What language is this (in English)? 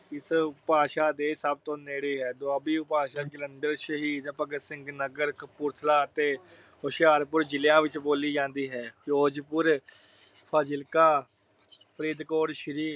Punjabi